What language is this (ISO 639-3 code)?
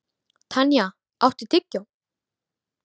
isl